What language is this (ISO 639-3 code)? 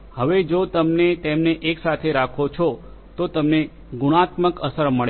guj